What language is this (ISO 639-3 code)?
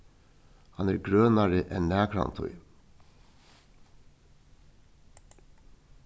fao